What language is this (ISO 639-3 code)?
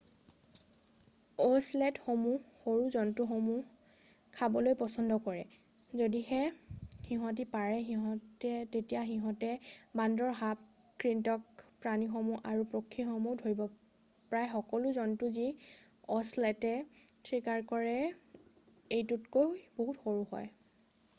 asm